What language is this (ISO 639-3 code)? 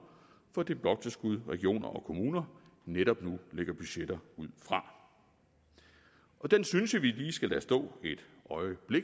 dan